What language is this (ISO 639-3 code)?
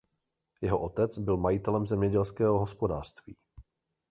ces